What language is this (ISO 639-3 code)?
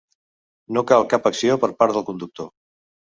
cat